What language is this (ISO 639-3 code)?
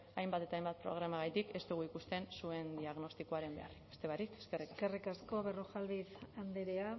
eus